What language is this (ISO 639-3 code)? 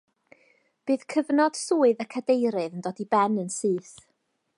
cym